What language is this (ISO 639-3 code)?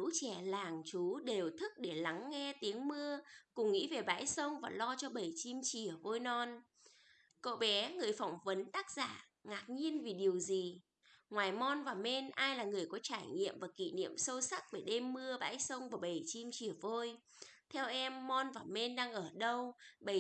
vie